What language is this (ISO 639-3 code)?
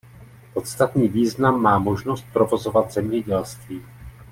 ces